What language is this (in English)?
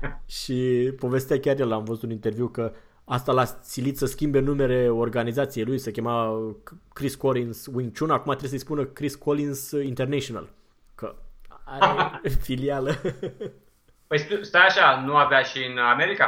Romanian